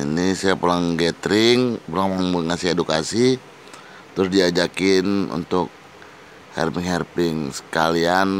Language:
Indonesian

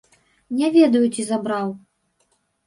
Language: Belarusian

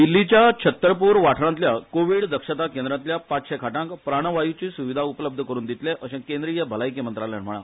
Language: Konkani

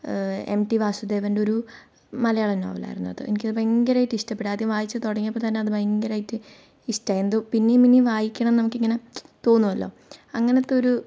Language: Malayalam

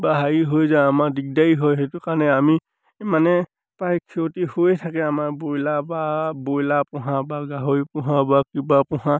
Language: Assamese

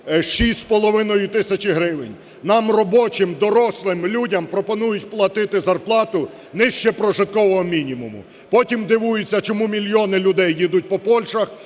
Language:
Ukrainian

